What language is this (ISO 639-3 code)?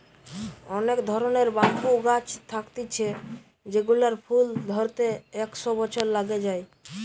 ben